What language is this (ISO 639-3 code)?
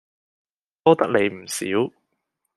yue